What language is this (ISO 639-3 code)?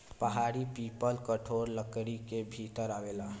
bho